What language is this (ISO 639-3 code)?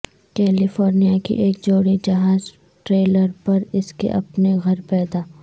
urd